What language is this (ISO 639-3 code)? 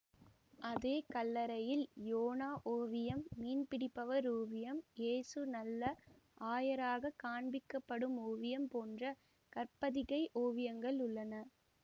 tam